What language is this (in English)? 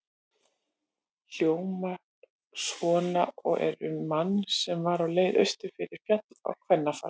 Icelandic